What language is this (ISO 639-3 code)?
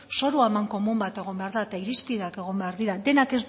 eus